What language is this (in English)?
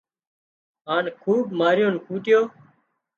Wadiyara Koli